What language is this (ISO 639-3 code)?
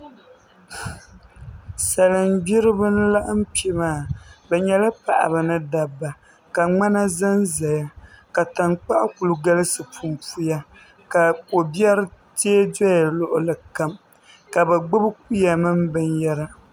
dag